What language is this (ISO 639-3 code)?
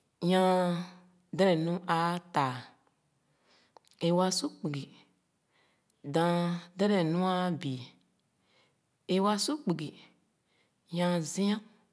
ogo